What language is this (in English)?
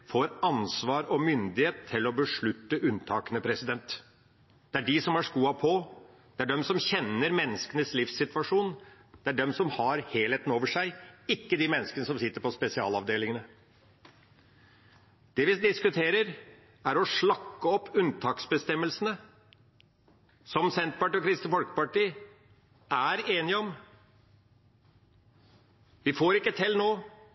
Norwegian Bokmål